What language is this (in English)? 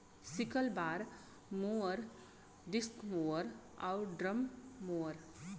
Bhojpuri